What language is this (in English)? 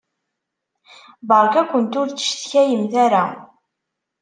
Kabyle